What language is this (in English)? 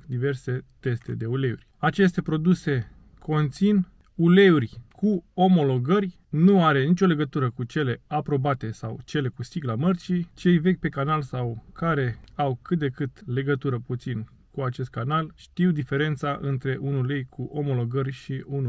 Romanian